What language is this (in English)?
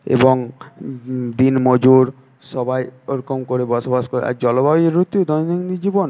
Bangla